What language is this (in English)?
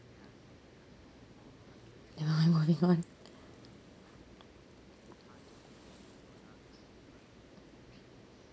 English